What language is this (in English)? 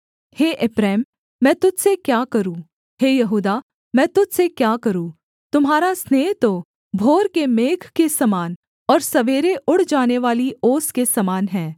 Hindi